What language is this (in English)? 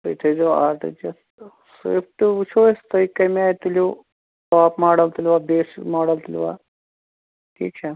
Kashmiri